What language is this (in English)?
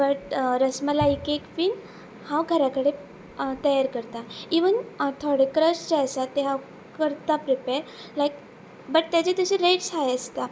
Konkani